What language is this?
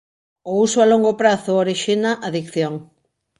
Galician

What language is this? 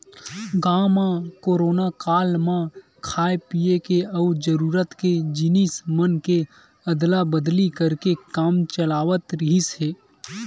Chhattisgarhi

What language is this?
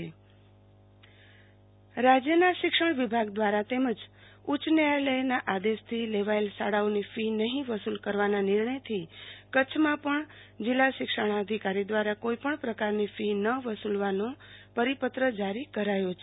Gujarati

